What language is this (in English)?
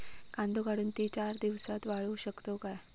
Marathi